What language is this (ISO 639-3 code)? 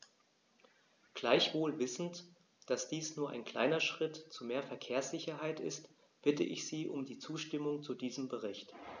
deu